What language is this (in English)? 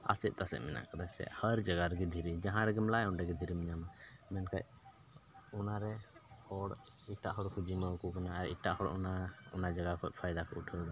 Santali